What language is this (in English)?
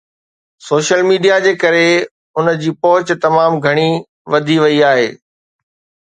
Sindhi